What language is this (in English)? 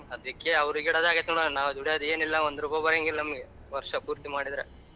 Kannada